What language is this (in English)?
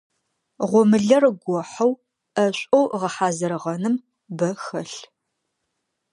Adyghe